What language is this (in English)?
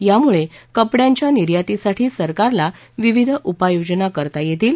Marathi